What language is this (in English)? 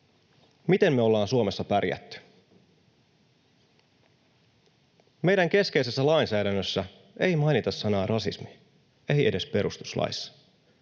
Finnish